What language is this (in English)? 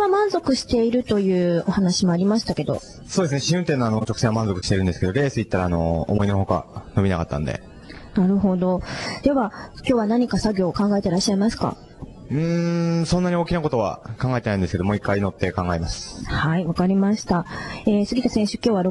Japanese